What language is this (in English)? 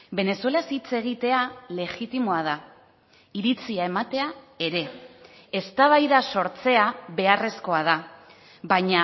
Basque